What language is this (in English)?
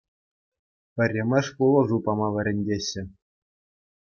Chuvash